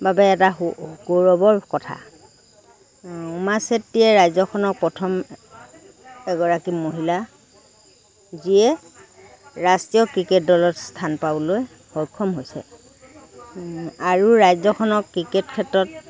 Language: Assamese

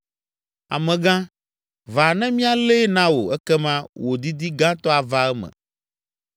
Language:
Ewe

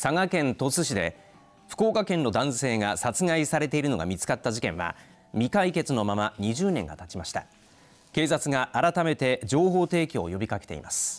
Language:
Japanese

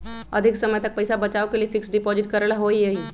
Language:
Magahi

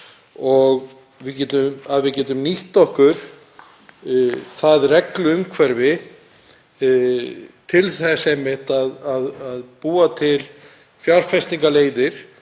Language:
Icelandic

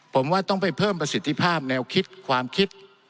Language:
Thai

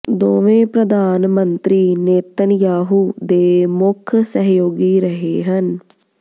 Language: Punjabi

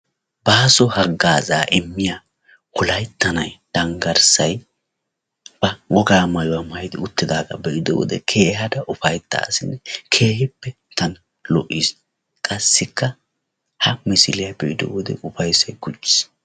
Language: Wolaytta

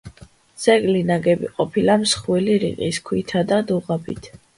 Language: Georgian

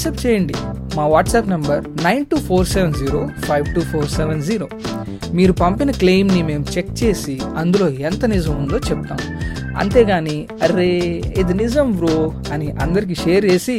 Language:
Telugu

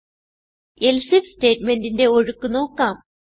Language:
Malayalam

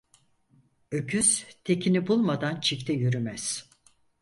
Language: Turkish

